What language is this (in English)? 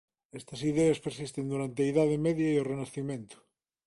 Galician